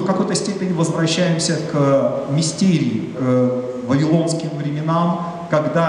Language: Russian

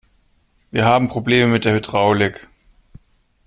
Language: German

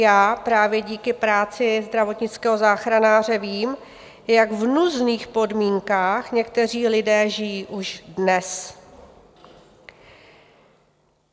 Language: Czech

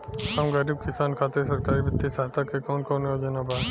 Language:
Bhojpuri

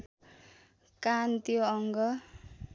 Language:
Nepali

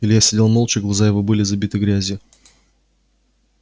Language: Russian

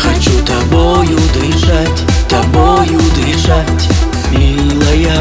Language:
Russian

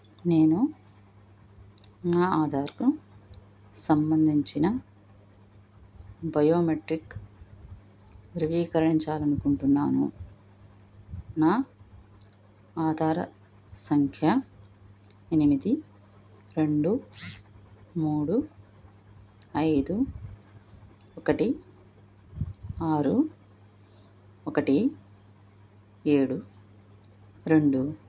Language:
Telugu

